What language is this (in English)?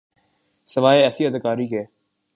Urdu